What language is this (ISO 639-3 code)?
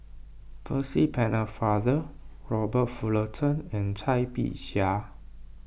eng